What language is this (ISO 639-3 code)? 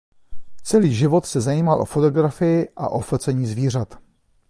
ces